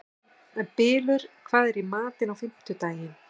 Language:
Icelandic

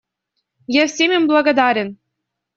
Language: Russian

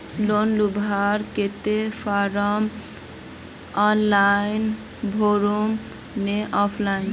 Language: Magahi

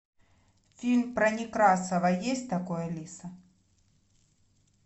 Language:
Russian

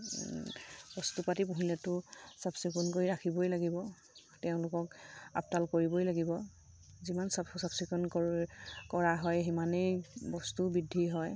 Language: Assamese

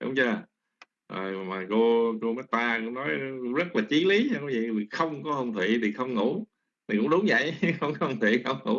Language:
Vietnamese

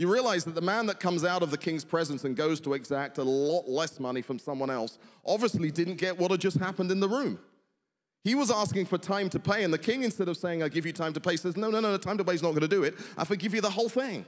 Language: English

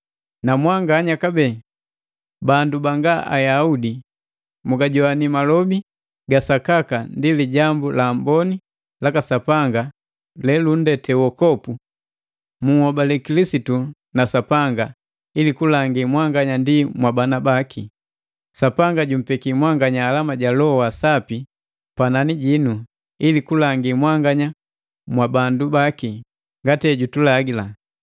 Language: Matengo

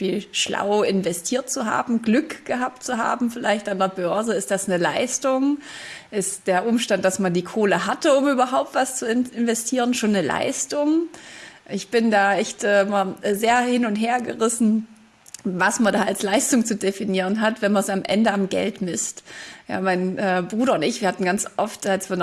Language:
German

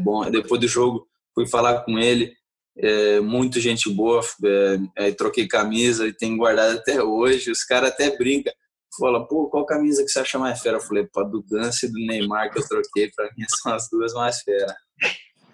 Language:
Portuguese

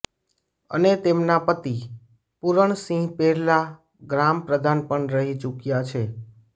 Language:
Gujarati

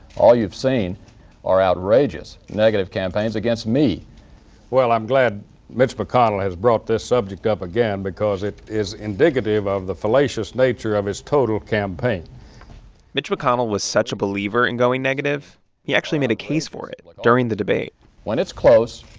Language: English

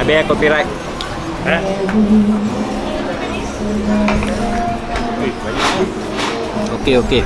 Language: Malay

